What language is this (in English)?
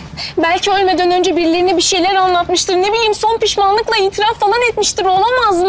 Turkish